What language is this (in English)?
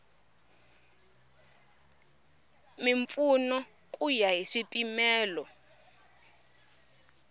Tsonga